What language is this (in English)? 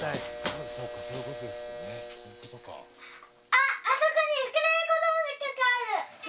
Japanese